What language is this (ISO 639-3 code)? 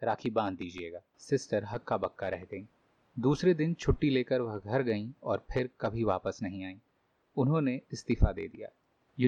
hin